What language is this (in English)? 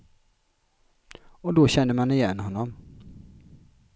Swedish